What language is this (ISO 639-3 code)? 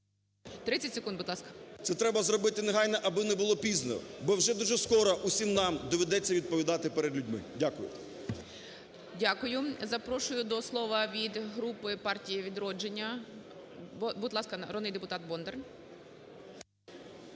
ukr